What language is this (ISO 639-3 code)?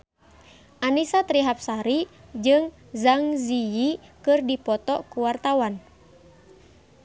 sun